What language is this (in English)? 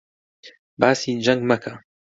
Central Kurdish